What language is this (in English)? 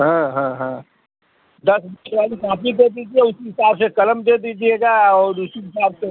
Hindi